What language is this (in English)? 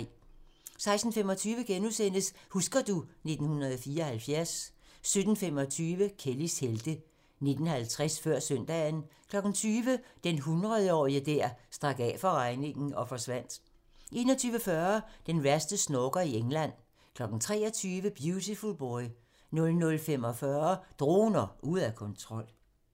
Danish